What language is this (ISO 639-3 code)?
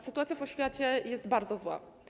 pol